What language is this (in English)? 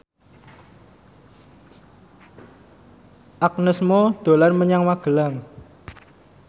Javanese